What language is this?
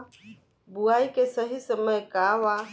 Bhojpuri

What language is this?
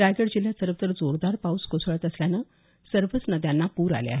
Marathi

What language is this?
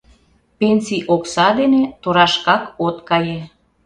Mari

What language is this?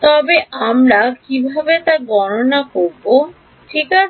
Bangla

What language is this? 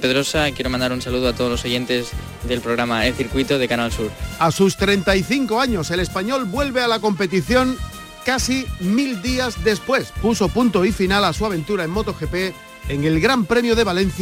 Spanish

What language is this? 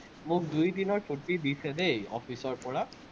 Assamese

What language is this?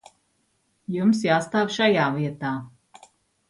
Latvian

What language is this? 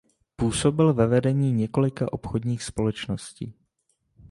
Czech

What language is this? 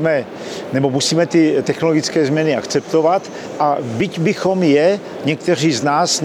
Czech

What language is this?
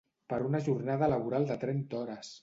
Catalan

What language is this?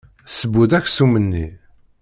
Kabyle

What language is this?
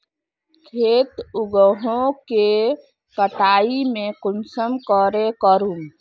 Magahi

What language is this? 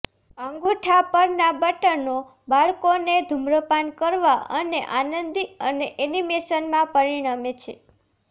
Gujarati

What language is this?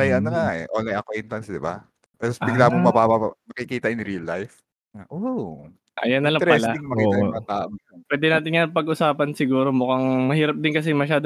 Filipino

